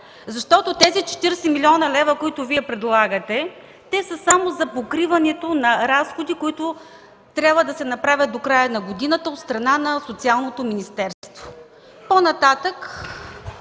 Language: Bulgarian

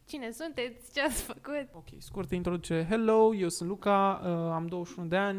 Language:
Romanian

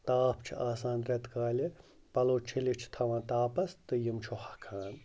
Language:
Kashmiri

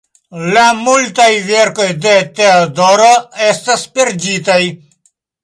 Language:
Esperanto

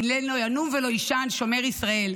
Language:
Hebrew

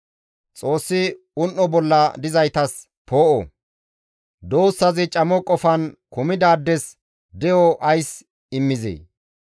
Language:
Gamo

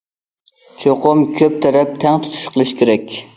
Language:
Uyghur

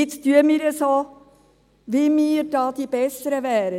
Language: Swiss German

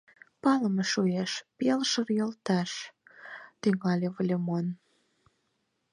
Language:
Mari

